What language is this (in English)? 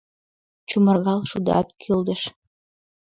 Mari